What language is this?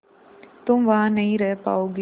Hindi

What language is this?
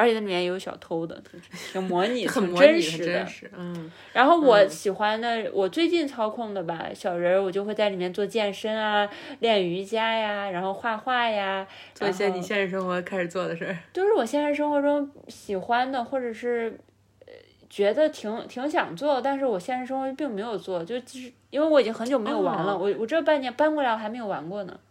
Chinese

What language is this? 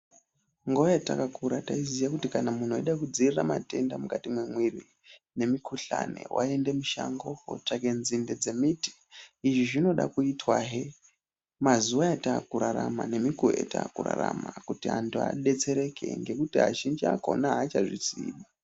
Ndau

